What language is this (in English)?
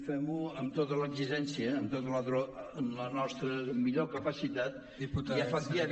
Catalan